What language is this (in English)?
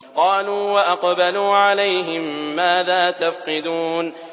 Arabic